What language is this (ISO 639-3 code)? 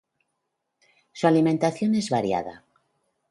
spa